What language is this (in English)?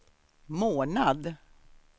Swedish